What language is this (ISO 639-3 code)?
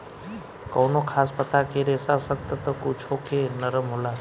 bho